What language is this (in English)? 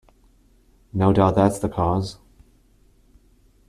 English